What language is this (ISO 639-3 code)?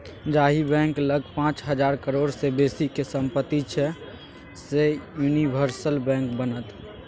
mai